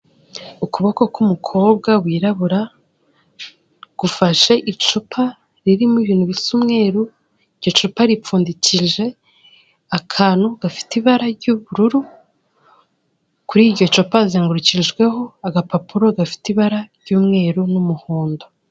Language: Kinyarwanda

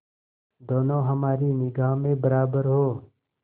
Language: Hindi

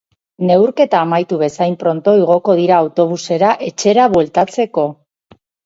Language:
Basque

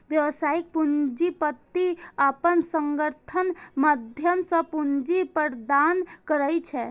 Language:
Maithili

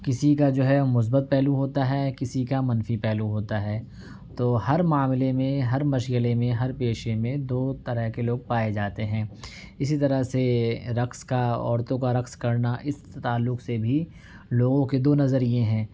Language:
Urdu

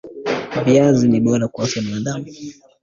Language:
Swahili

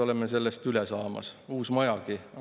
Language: Estonian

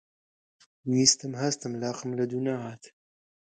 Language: Central Kurdish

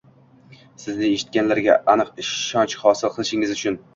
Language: Uzbek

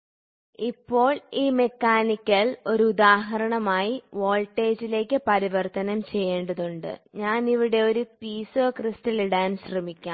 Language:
Malayalam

